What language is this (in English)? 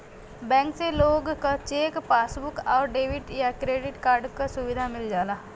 Bhojpuri